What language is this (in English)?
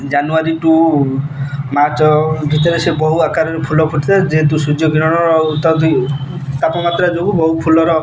Odia